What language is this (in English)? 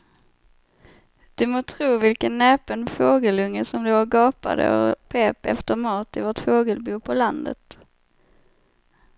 Swedish